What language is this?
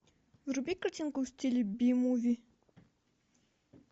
Russian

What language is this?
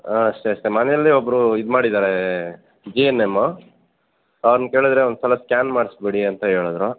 Kannada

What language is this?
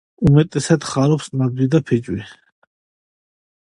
Georgian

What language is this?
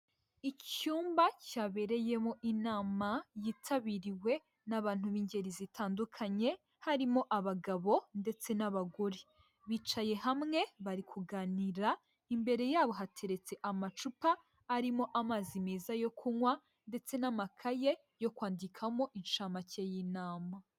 Kinyarwanda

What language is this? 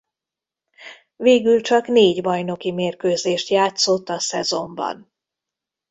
Hungarian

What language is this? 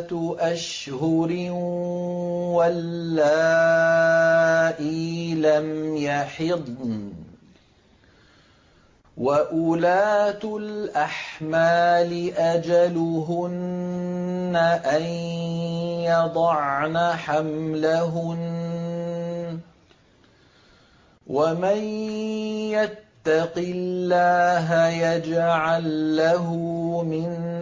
Arabic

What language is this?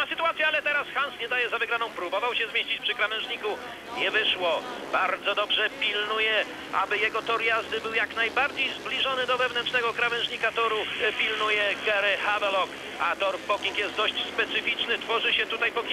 Polish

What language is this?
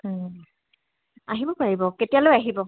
Assamese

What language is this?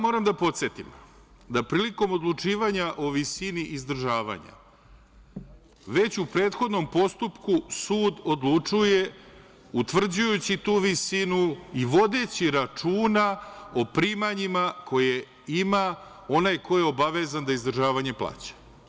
Serbian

